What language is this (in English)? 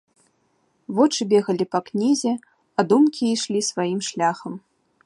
Belarusian